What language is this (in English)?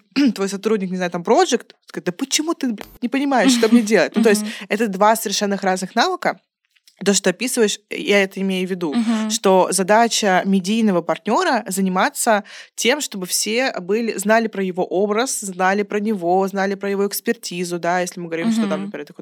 Russian